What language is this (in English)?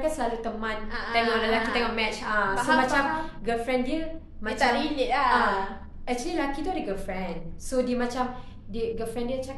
Malay